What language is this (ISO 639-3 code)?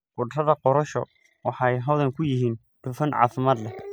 som